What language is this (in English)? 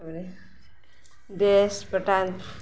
Odia